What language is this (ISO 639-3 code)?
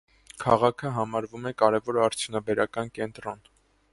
hye